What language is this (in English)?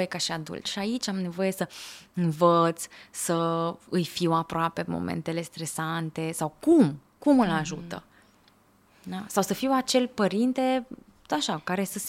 Romanian